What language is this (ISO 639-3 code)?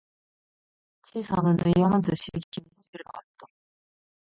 kor